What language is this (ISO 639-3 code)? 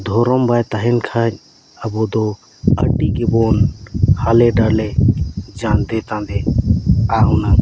sat